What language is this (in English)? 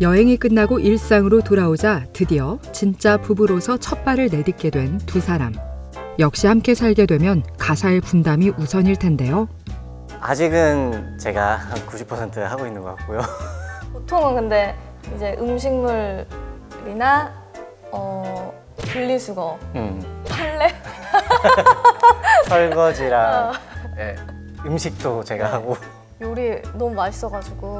Korean